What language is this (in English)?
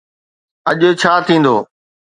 Sindhi